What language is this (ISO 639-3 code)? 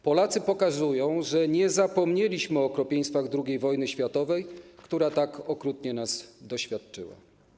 pol